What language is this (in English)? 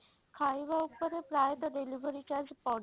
Odia